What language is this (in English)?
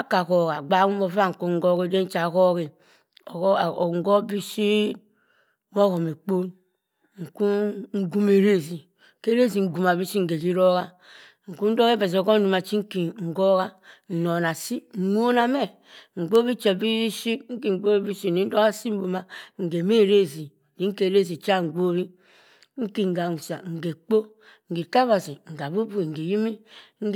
Cross River Mbembe